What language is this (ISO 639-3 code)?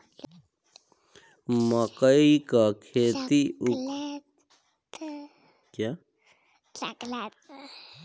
bho